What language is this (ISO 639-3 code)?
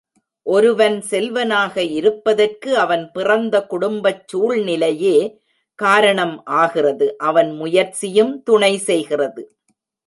tam